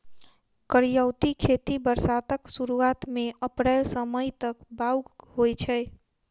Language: Maithili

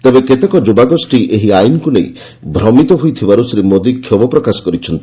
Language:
Odia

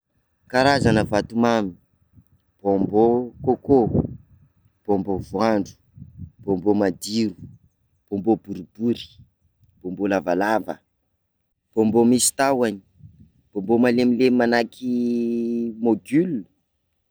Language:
Sakalava Malagasy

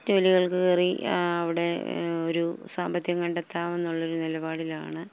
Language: Malayalam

